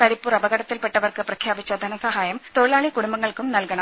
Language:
Malayalam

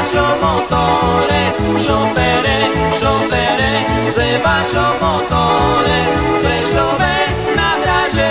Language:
Slovak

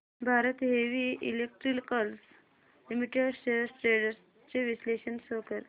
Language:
Marathi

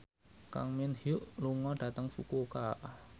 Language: Javanese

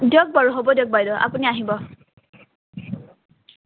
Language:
Assamese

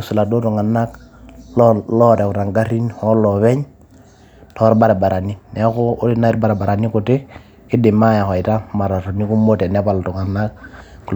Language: Masai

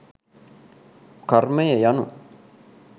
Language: Sinhala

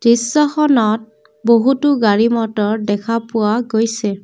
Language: Assamese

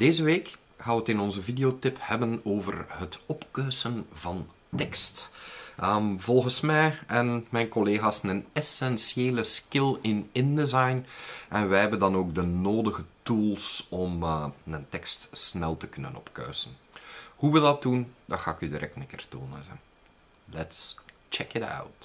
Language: Dutch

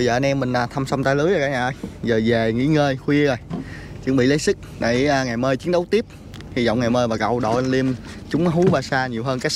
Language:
Vietnamese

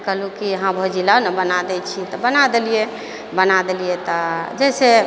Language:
Maithili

